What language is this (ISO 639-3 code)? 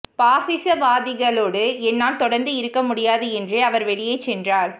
tam